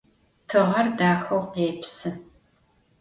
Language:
Adyghe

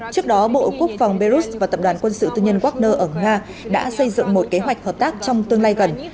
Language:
Vietnamese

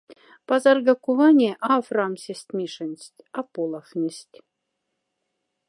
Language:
Moksha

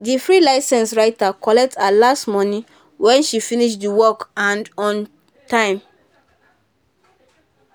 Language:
Nigerian Pidgin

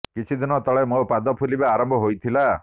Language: Odia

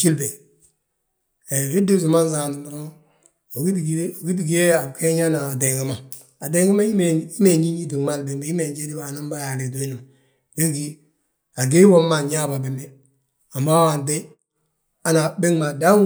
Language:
Balanta-Ganja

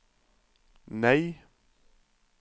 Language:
Norwegian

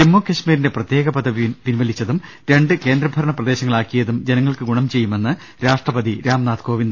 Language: Malayalam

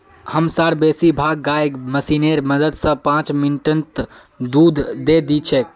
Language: Magahi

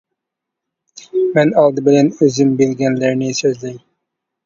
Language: Uyghur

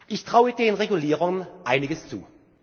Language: German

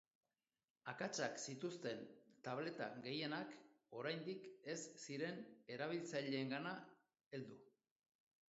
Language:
Basque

